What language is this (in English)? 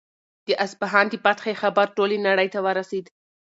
Pashto